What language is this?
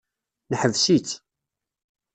Kabyle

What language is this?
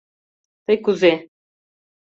Mari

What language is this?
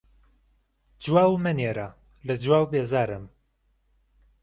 Central Kurdish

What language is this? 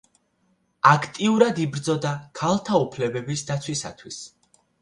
Georgian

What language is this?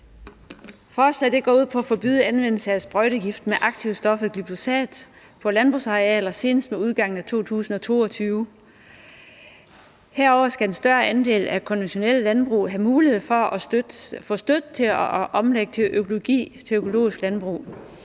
Danish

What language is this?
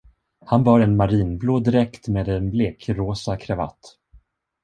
Swedish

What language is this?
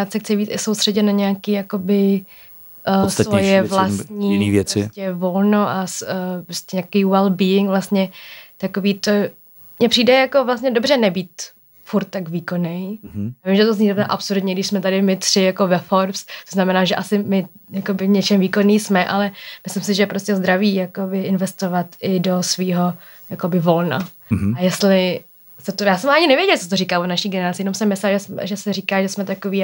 Czech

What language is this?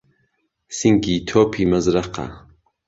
Central Kurdish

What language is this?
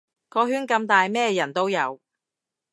Cantonese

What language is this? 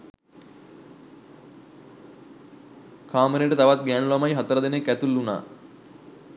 Sinhala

